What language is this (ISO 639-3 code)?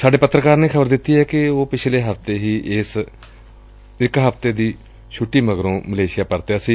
pan